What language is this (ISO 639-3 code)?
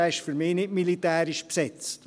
gsw